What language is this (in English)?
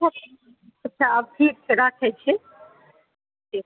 Maithili